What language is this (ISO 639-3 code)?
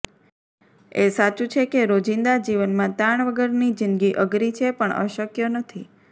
guj